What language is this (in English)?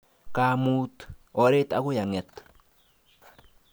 Kalenjin